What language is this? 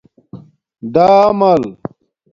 Domaaki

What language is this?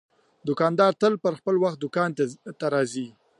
Pashto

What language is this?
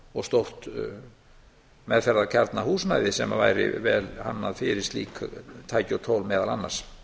Icelandic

